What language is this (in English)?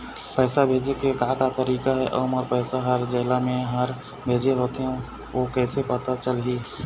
Chhattisgarhi